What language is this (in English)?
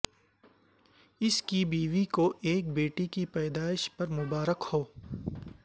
Urdu